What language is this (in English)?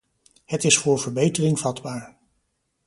Dutch